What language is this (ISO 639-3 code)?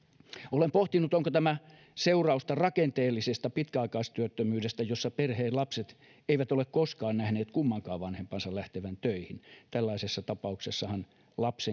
fin